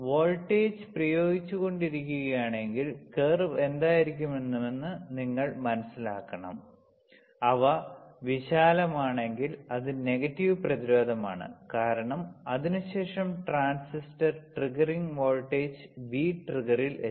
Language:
Malayalam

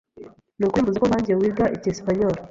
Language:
Kinyarwanda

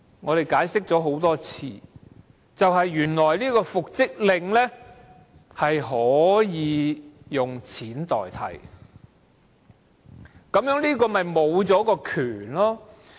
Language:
Cantonese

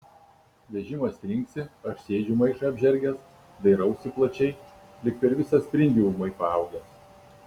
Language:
Lithuanian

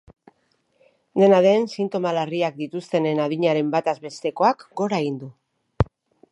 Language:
Basque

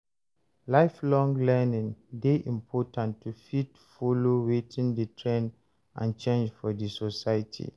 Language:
Nigerian Pidgin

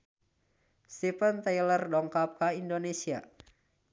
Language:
Sundanese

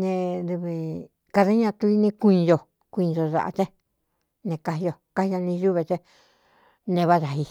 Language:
Cuyamecalco Mixtec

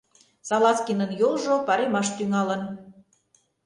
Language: Mari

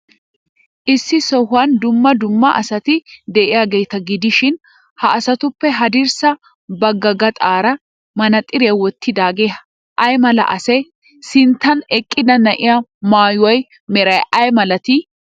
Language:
Wolaytta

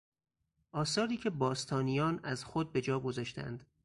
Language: Persian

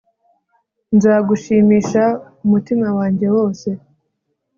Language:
Kinyarwanda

